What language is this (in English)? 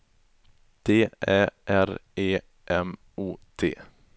Swedish